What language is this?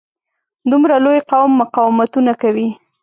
Pashto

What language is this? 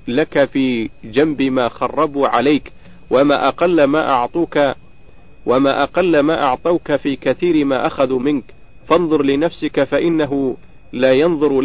Arabic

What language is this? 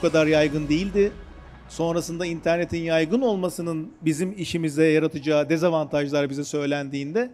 Turkish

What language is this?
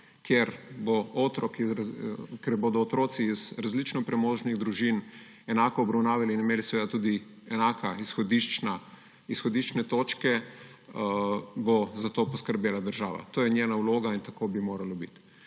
Slovenian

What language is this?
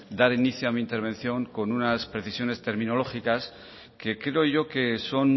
Spanish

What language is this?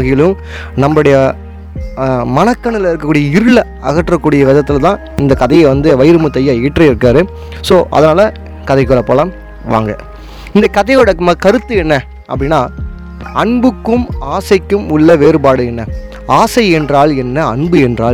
Tamil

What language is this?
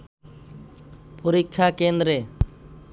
Bangla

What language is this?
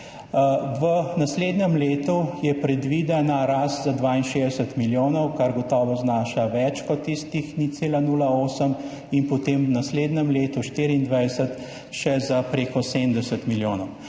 Slovenian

